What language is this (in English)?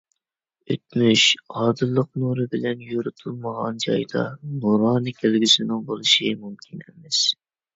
Uyghur